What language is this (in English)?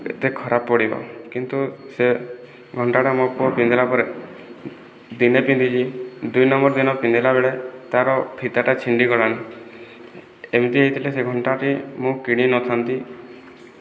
Odia